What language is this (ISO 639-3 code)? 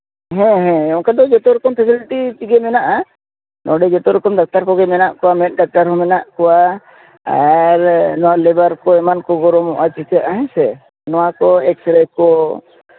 sat